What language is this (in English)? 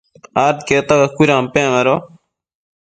Matsés